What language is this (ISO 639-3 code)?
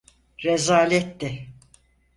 tur